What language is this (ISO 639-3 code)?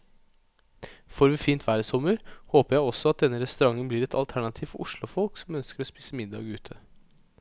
nor